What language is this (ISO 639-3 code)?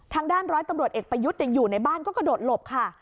tha